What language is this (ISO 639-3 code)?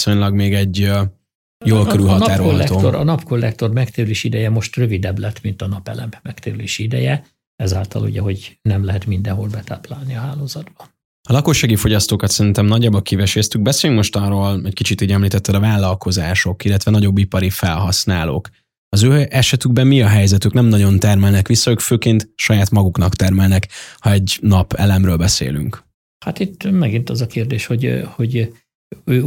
hun